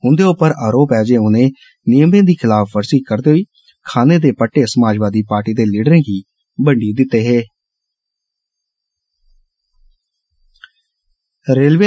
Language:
Dogri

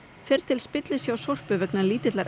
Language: Icelandic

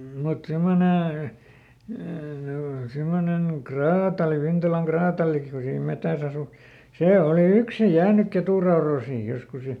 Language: Finnish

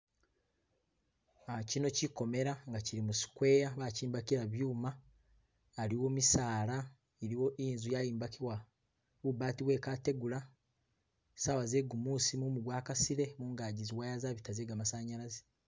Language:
Masaaba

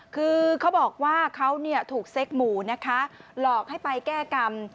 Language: Thai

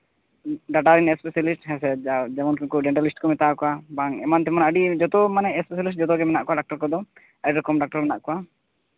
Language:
Santali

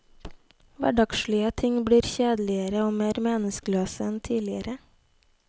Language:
Norwegian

